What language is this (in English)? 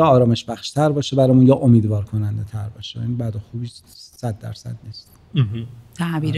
Persian